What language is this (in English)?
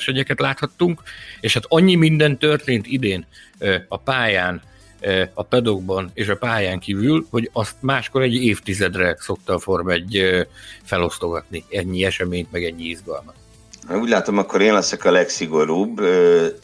Hungarian